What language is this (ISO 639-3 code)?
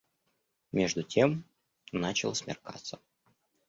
rus